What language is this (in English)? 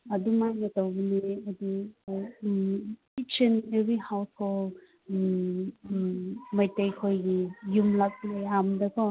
Manipuri